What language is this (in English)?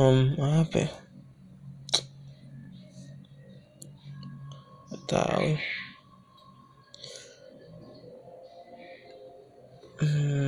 Indonesian